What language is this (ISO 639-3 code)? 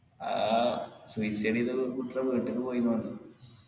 mal